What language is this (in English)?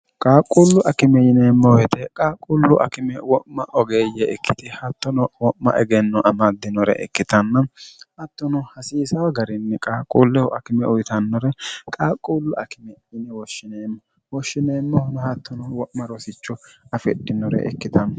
Sidamo